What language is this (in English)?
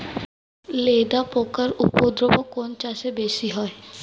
Bangla